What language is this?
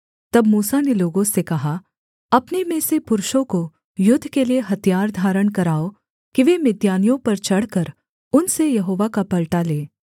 Hindi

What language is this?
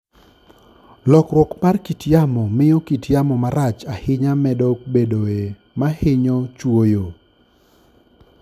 Luo (Kenya and Tanzania)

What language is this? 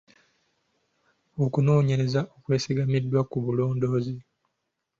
Ganda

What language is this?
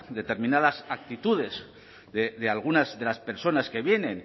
Spanish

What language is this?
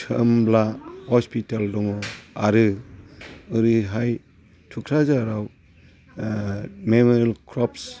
Bodo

